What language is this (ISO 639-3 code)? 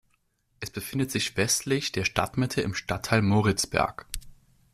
deu